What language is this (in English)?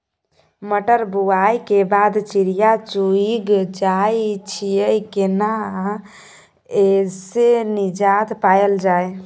Maithili